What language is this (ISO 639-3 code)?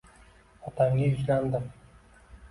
uzb